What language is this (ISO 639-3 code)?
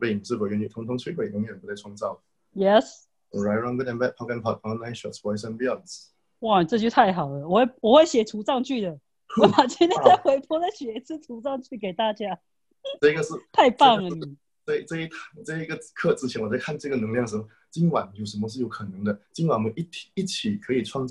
zho